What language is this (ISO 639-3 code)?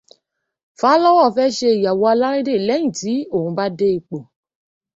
yor